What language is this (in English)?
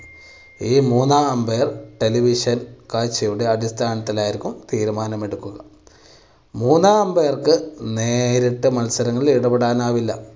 Malayalam